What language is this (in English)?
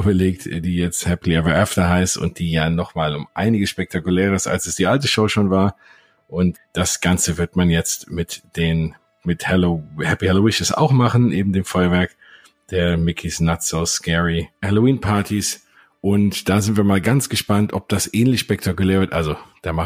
German